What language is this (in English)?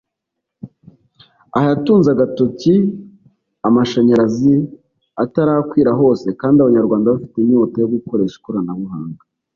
Kinyarwanda